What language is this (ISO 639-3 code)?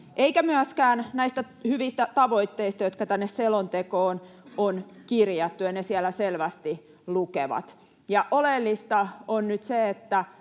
fin